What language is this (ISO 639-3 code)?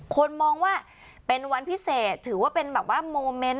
tha